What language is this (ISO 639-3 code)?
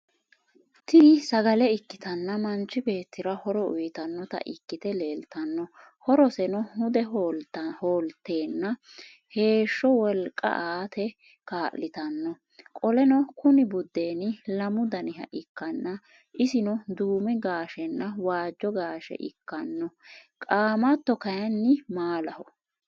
sid